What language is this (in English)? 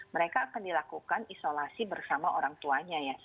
Indonesian